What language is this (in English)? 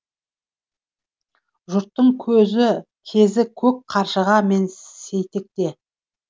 Kazakh